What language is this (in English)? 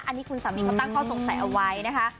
Thai